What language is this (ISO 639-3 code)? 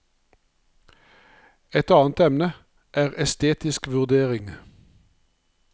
nor